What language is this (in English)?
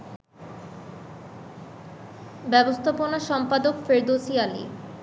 Bangla